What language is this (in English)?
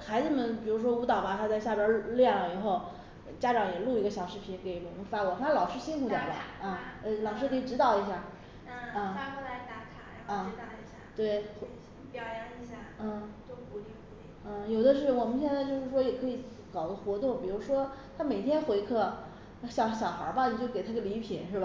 Chinese